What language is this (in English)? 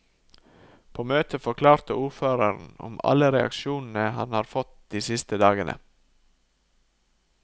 Norwegian